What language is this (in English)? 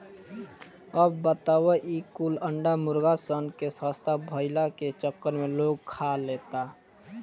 Bhojpuri